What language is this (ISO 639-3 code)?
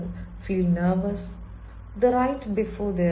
mal